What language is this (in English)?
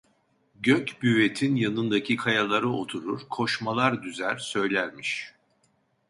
Turkish